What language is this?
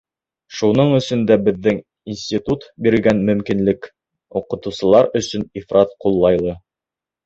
Bashkir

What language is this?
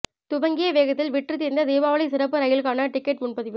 Tamil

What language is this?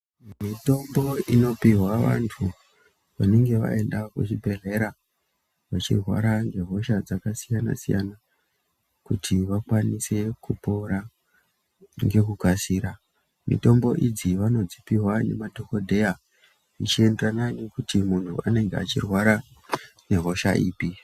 Ndau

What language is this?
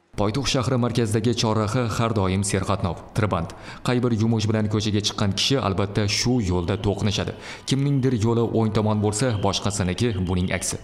Turkish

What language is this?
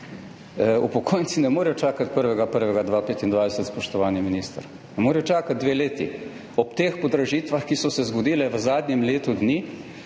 Slovenian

